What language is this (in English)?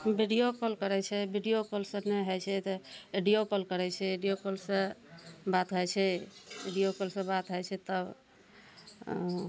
Maithili